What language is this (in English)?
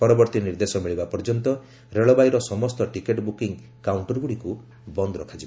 Odia